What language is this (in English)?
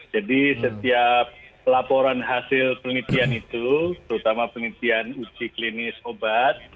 Indonesian